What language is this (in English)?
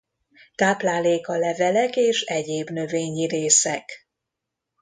Hungarian